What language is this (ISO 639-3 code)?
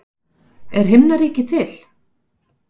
isl